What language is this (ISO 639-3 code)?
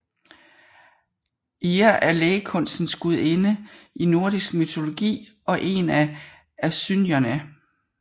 dan